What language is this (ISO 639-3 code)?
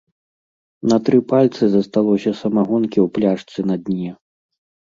bel